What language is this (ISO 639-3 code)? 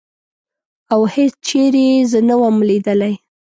pus